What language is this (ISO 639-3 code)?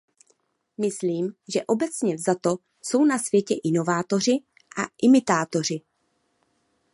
ces